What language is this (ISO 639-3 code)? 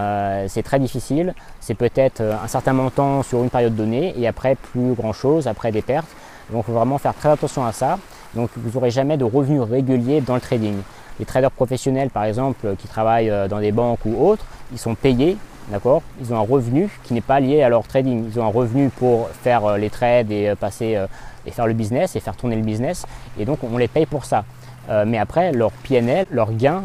fra